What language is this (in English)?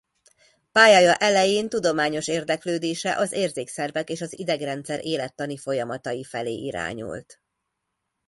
Hungarian